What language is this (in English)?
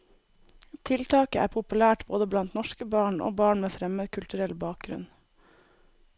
Norwegian